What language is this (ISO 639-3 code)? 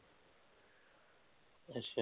pan